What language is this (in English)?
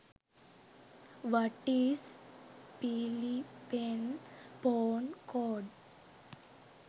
Sinhala